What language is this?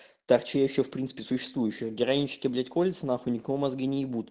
Russian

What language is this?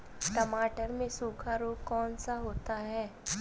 Hindi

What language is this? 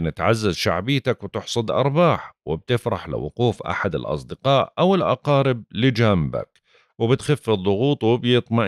Arabic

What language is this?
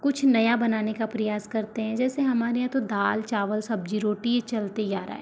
Hindi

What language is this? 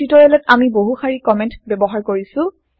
Assamese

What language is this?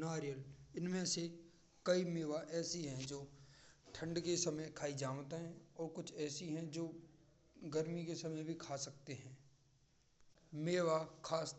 Braj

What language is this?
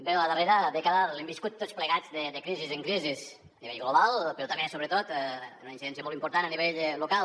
Catalan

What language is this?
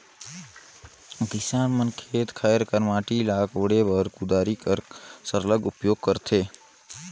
Chhattisgarhi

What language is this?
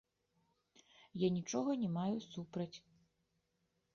Belarusian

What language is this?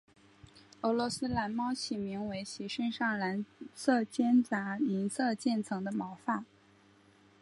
Chinese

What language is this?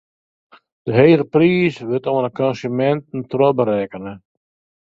Western Frisian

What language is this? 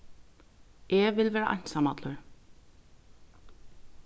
Faroese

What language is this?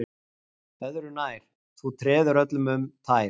Icelandic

